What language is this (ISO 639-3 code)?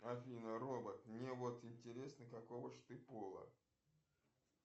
rus